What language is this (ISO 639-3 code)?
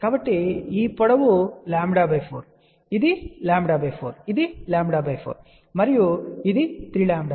tel